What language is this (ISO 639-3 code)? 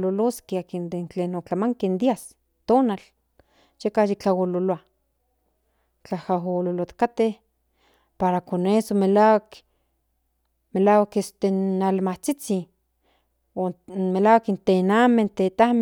nhn